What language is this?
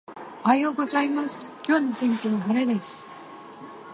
Japanese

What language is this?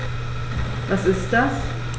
German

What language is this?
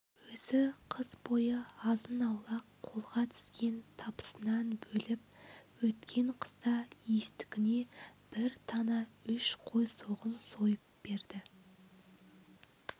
Kazakh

